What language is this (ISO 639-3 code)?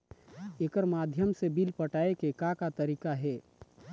hne